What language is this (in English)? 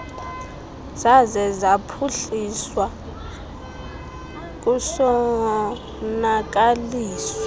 Xhosa